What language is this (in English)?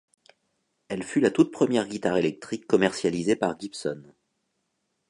French